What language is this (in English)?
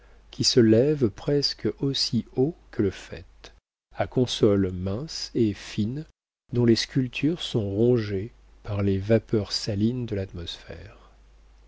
French